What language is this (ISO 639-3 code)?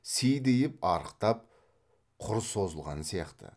kaz